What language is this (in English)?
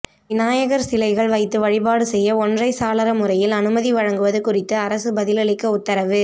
Tamil